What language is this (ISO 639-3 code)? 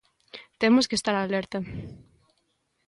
glg